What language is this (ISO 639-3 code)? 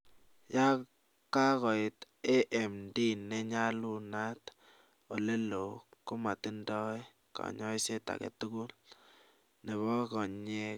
kln